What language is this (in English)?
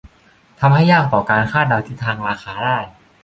Thai